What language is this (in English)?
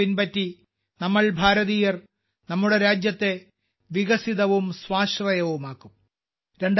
Malayalam